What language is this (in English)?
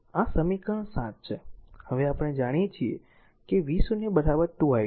Gujarati